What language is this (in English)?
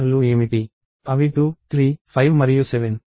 Telugu